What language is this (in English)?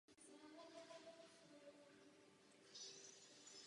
Czech